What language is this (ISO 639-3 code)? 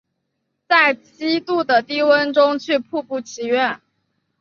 zho